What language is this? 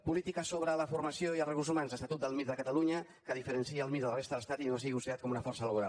Catalan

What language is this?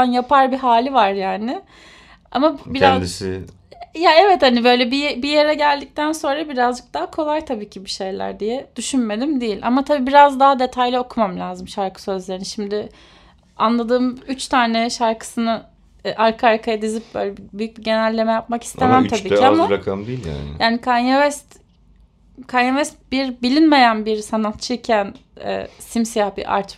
Turkish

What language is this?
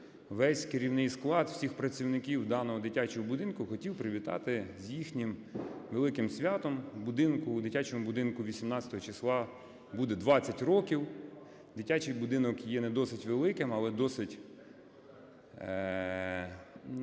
Ukrainian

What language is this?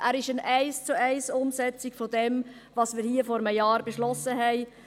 Swiss German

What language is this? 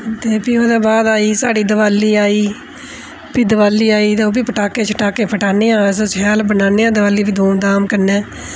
Dogri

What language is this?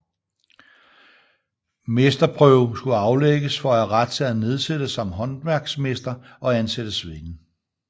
Danish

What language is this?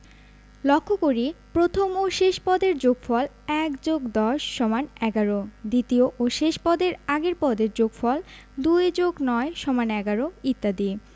Bangla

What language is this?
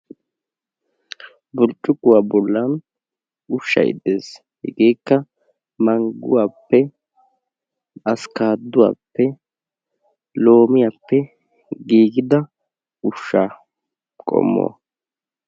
Wolaytta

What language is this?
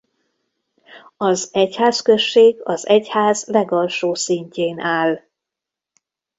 Hungarian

